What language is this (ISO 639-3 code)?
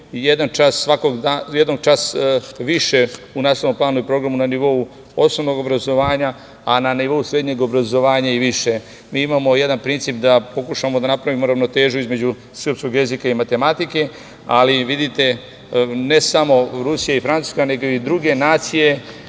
srp